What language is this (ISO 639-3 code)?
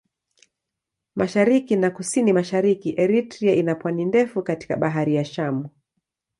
swa